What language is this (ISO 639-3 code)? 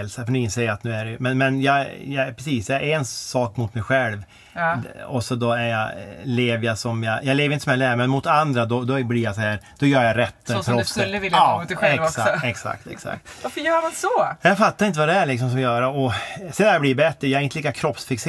swe